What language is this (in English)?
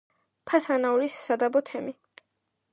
Georgian